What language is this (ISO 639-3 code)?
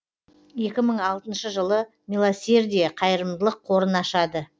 kaz